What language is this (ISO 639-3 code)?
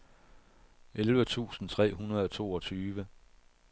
dan